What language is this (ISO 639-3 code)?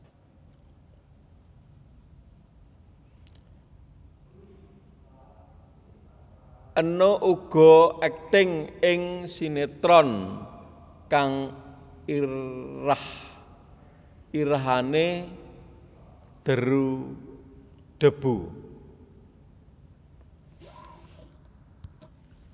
jav